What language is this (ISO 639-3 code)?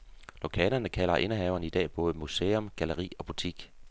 dan